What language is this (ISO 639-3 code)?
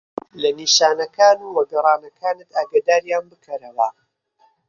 ckb